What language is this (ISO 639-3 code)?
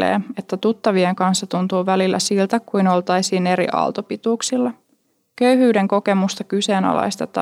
fin